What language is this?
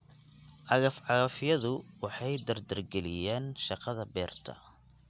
Somali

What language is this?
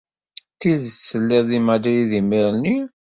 Kabyle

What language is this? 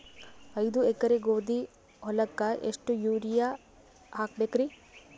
Kannada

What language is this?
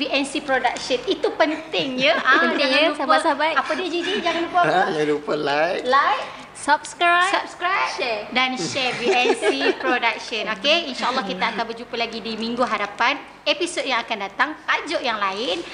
Malay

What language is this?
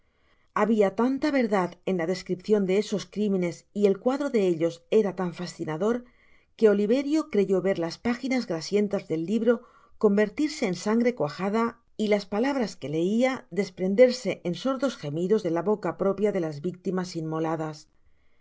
Spanish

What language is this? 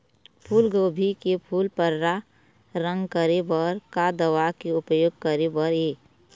Chhattisgarhi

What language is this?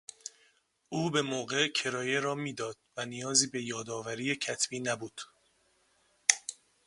Persian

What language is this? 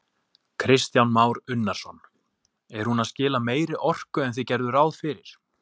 Icelandic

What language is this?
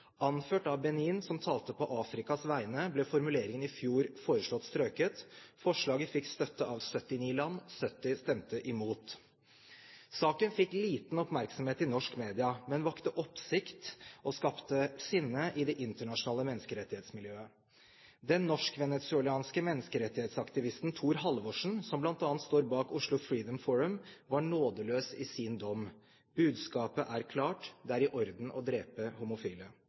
Norwegian Bokmål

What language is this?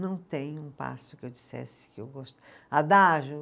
Portuguese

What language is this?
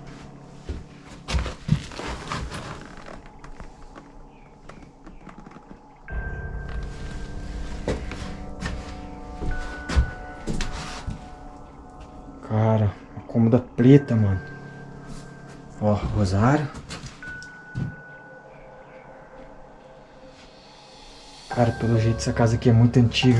Portuguese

